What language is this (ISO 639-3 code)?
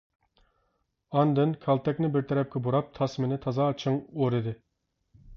uig